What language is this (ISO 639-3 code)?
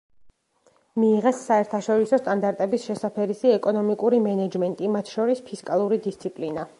kat